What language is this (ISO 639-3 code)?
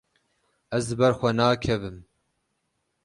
kur